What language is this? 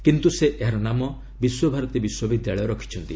Odia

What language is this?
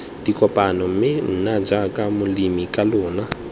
Tswana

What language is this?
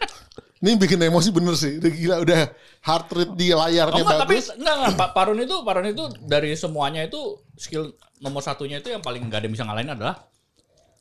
Indonesian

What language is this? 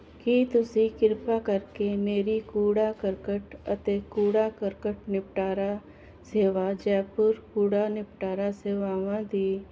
Punjabi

